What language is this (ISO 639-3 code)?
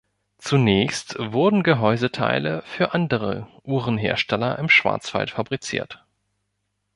deu